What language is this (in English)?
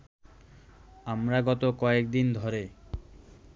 Bangla